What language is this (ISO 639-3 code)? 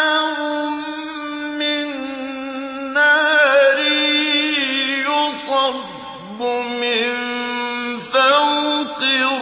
ara